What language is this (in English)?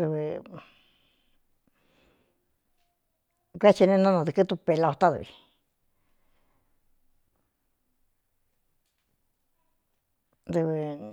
Cuyamecalco Mixtec